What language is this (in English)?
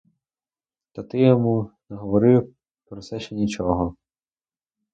Ukrainian